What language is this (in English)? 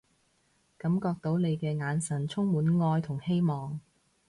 Cantonese